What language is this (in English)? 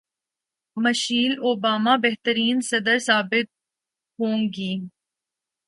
Urdu